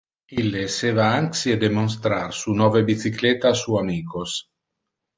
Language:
Interlingua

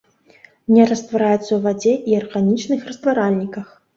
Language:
Belarusian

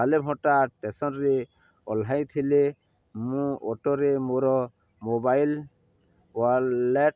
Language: Odia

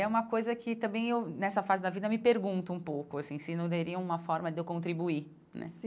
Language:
Portuguese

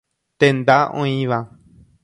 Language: Guarani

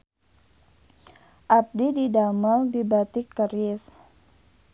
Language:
Sundanese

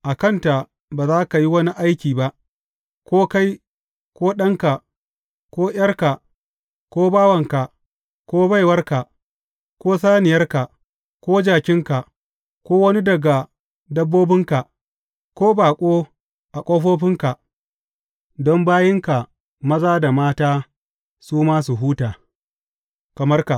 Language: Hausa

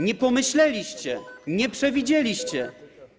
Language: Polish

